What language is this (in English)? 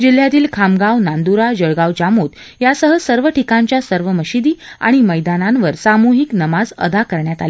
Marathi